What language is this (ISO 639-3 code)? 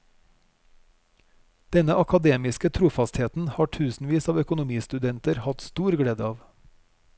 nor